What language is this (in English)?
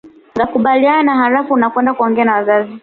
Swahili